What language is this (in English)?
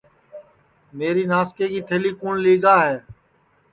Sansi